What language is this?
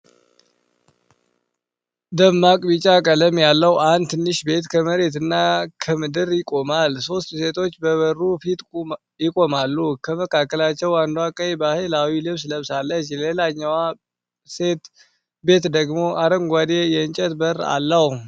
Amharic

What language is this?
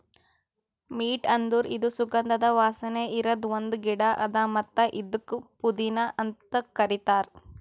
Kannada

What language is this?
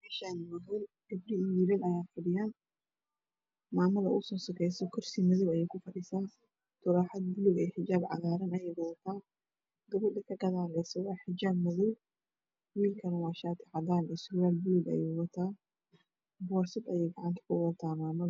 Somali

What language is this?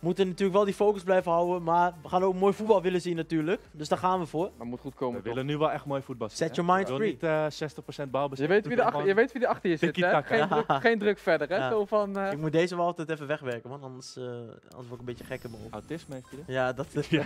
Dutch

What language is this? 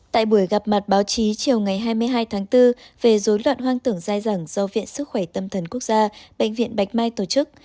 Vietnamese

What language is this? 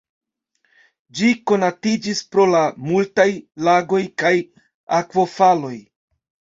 Esperanto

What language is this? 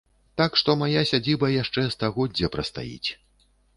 Belarusian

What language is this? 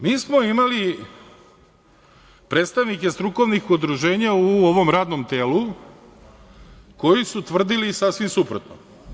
Serbian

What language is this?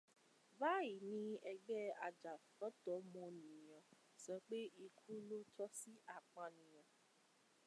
Yoruba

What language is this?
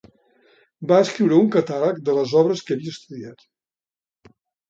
Catalan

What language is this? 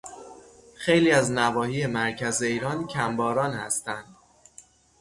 Persian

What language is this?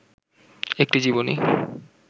Bangla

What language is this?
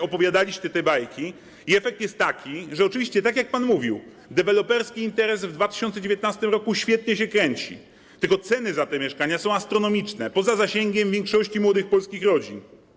Polish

